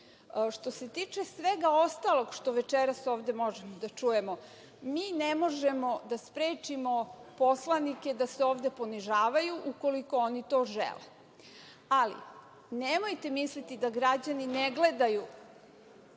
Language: Serbian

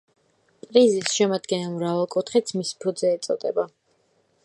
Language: Georgian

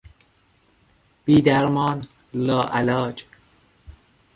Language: Persian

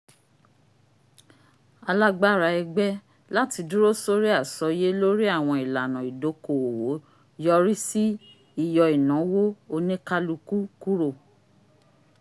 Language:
Yoruba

